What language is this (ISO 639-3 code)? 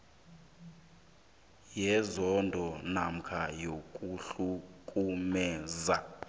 nbl